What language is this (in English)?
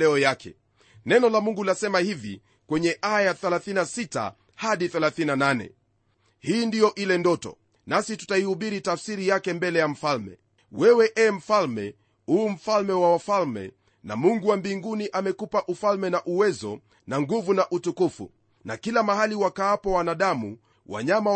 Swahili